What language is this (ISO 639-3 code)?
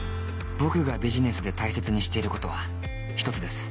jpn